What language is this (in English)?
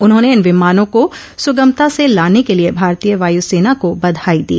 Hindi